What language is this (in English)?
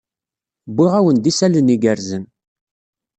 Kabyle